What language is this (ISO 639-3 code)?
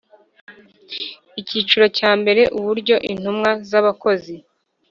kin